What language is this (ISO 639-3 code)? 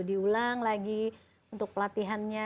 ind